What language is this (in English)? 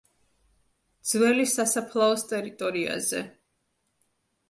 Georgian